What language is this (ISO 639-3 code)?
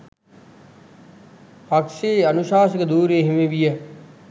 sin